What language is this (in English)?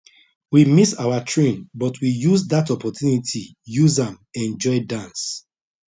Nigerian Pidgin